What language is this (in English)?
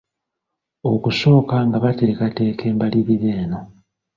Ganda